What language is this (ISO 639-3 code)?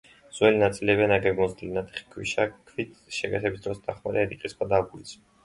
kat